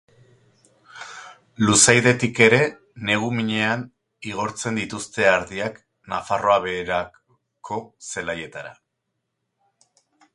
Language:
Basque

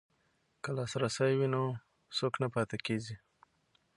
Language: Pashto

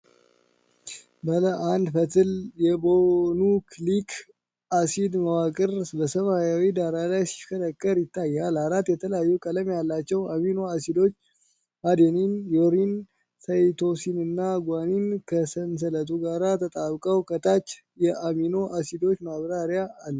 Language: Amharic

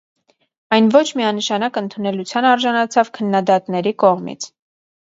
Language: Armenian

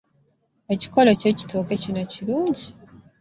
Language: Ganda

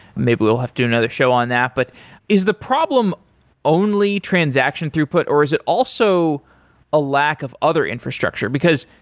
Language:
English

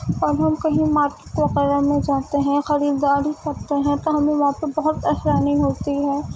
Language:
Urdu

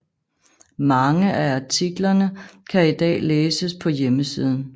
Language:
Danish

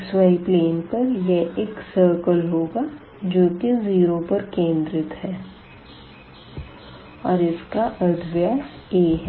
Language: Hindi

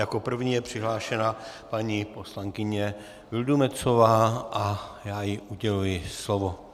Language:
Czech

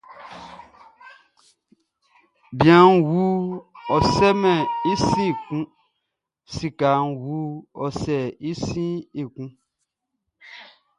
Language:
Baoulé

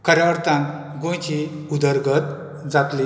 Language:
Konkani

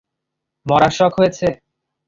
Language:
Bangla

